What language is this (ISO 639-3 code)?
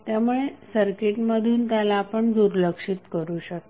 mar